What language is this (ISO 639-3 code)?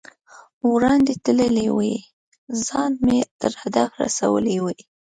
pus